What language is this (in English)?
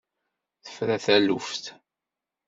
Kabyle